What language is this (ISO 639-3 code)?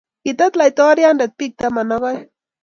kln